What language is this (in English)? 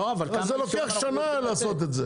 Hebrew